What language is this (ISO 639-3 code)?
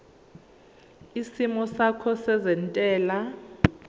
zul